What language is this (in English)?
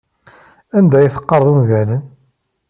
Kabyle